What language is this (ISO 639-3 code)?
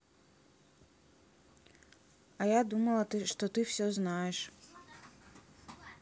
rus